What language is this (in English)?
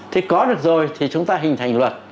Vietnamese